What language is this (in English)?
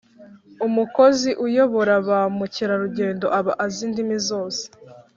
Kinyarwanda